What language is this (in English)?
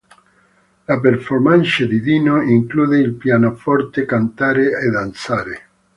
Italian